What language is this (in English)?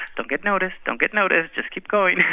English